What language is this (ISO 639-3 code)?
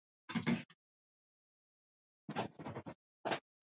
swa